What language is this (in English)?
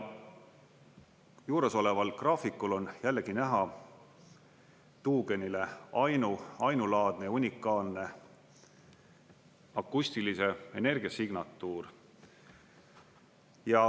Estonian